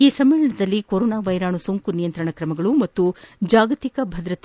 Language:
Kannada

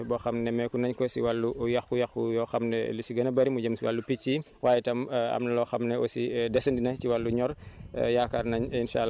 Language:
Wolof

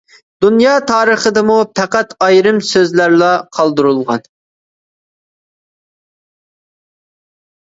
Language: Uyghur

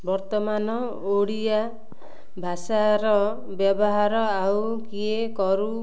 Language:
Odia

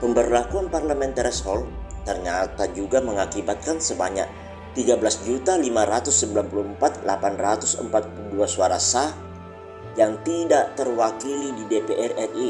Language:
Indonesian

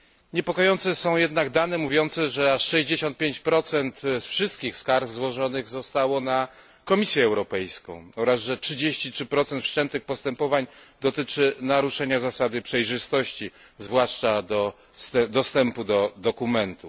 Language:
Polish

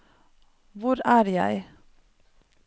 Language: Norwegian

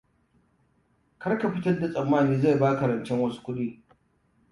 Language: Hausa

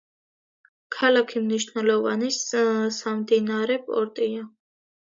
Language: Georgian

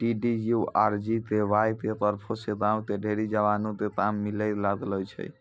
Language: Maithili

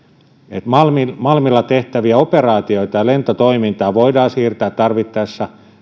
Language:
Finnish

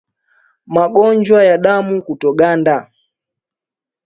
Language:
Swahili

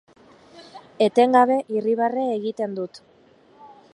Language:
Basque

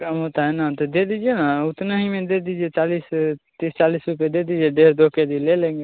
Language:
Hindi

